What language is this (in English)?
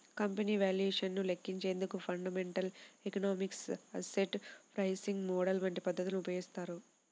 Telugu